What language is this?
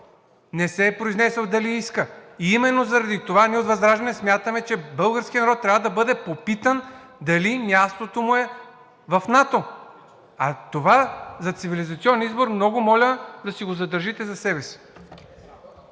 Bulgarian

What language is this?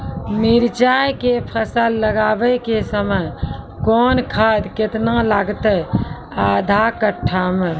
Maithili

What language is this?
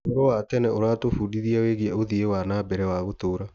Kikuyu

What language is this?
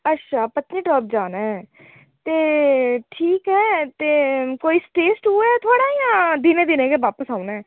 Dogri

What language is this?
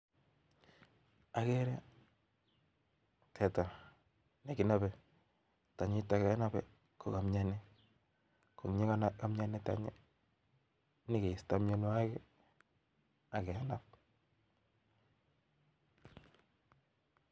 Kalenjin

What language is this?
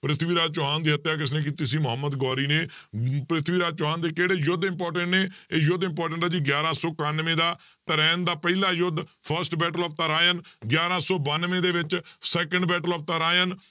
Punjabi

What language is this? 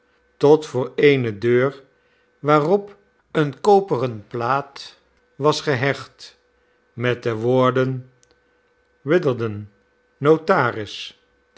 Dutch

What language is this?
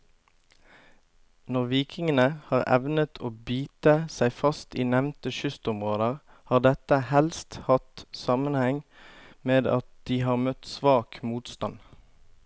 Norwegian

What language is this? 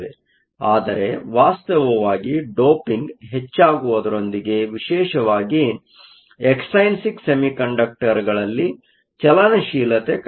Kannada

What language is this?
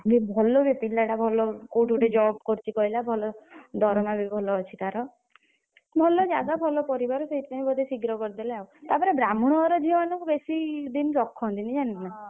Odia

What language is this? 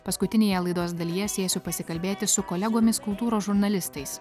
Lithuanian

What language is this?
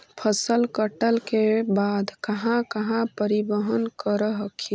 Magahi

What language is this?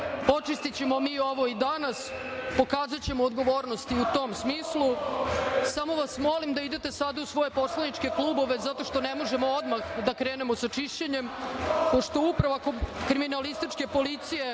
Serbian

